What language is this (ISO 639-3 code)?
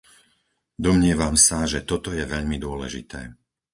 slk